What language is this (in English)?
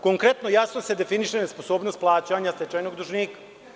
Serbian